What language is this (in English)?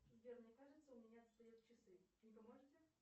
Russian